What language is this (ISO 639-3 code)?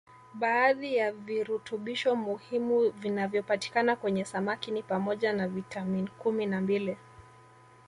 swa